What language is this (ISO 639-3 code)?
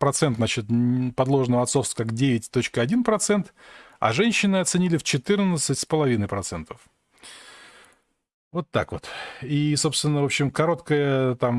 rus